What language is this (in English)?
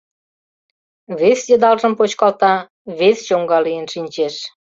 Mari